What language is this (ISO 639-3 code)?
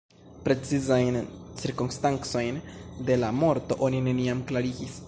epo